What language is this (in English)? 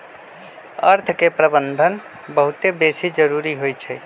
Magahi